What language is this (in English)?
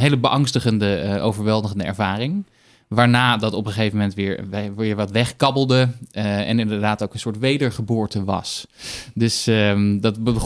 Dutch